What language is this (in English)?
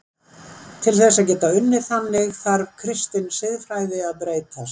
Icelandic